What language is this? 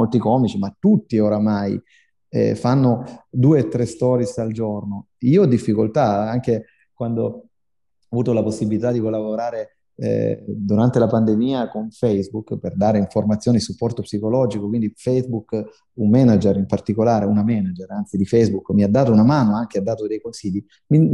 Italian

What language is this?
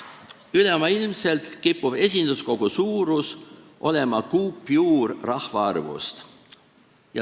Estonian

